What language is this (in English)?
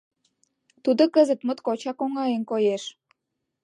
Mari